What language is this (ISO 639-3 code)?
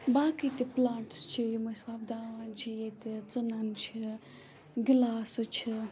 kas